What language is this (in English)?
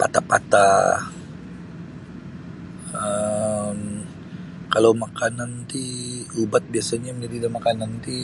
Sabah Bisaya